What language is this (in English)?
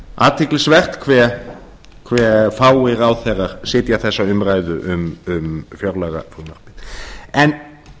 Icelandic